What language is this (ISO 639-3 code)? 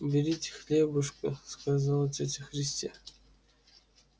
rus